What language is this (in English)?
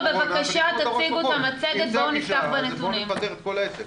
Hebrew